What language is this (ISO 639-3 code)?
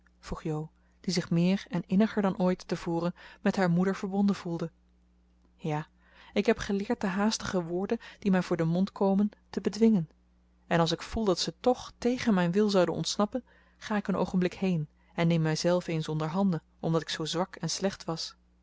nld